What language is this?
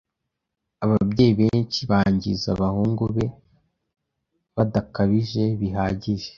Kinyarwanda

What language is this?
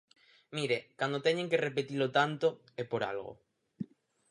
Galician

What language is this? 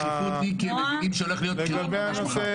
Hebrew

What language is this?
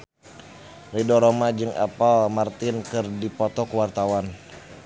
Sundanese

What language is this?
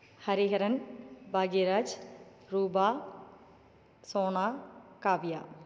Tamil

